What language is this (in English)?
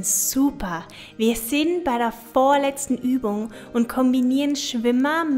German